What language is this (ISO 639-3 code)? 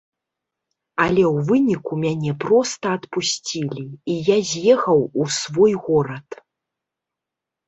bel